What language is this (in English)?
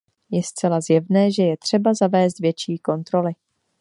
Czech